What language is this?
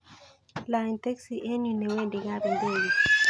Kalenjin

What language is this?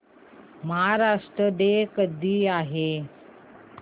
Marathi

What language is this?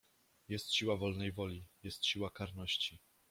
Polish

